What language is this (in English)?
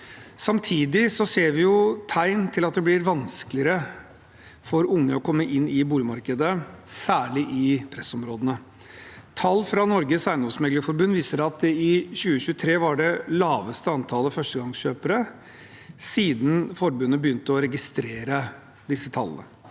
Norwegian